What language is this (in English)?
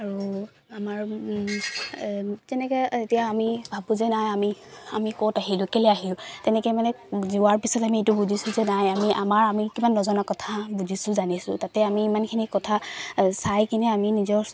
Assamese